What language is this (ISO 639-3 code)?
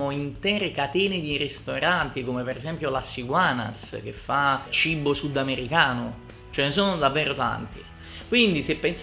ita